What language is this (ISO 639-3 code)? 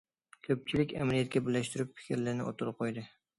uig